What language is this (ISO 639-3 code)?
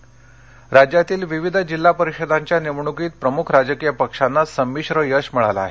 mar